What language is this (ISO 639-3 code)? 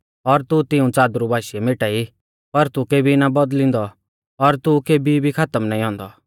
bfz